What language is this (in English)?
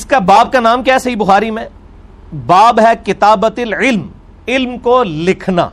Urdu